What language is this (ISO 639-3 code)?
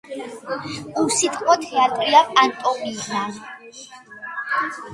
kat